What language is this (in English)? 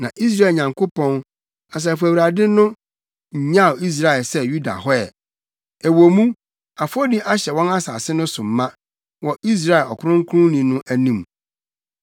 Akan